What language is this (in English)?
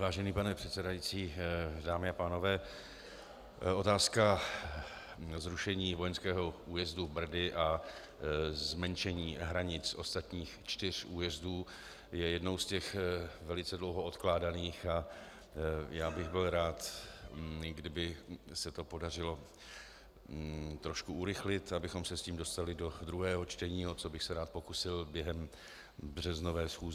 Czech